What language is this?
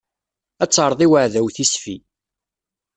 Kabyle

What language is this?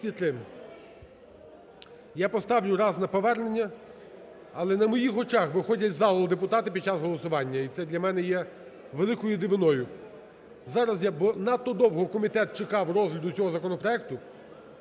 Ukrainian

